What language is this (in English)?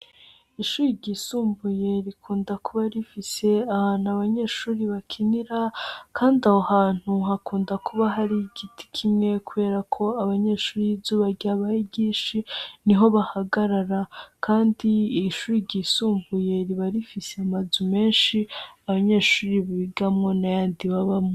Rundi